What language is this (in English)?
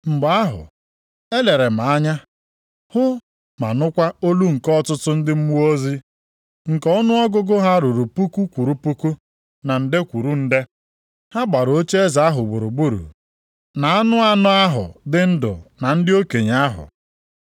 Igbo